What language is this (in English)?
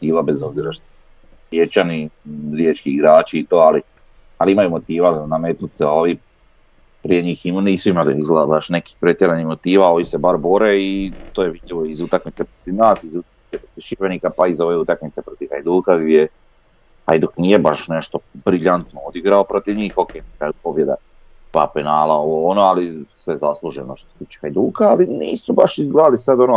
Croatian